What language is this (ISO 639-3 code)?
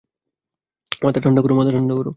ben